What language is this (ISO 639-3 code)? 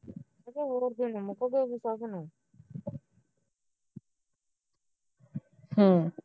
pan